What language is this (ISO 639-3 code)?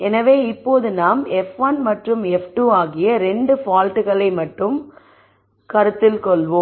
tam